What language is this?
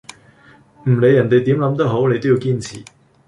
Cantonese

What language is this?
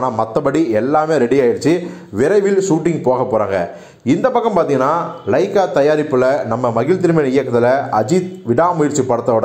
Romanian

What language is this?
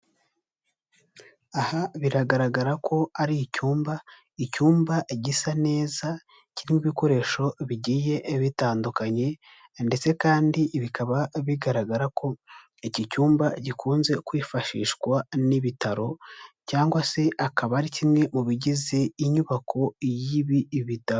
Kinyarwanda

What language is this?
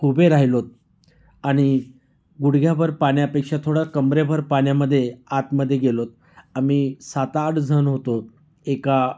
Marathi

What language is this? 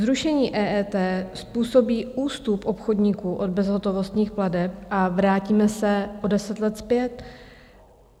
Czech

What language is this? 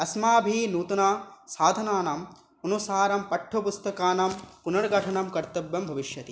Sanskrit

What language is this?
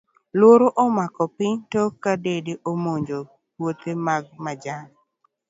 Luo (Kenya and Tanzania)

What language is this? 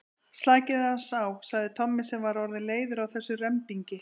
Icelandic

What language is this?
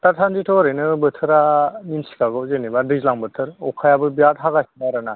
Bodo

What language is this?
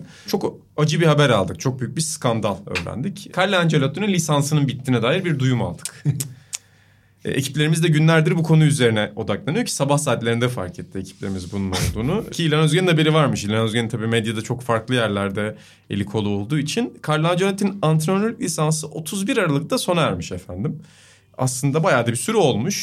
Turkish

